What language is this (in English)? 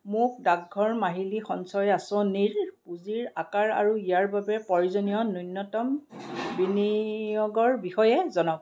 Assamese